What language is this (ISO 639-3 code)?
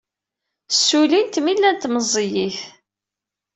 kab